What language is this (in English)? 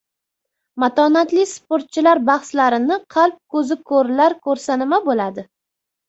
Uzbek